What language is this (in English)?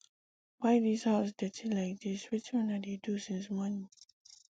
Nigerian Pidgin